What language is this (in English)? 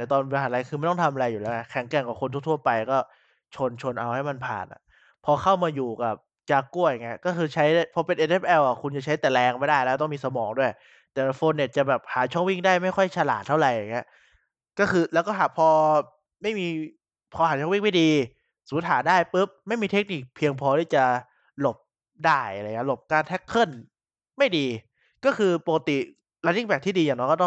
Thai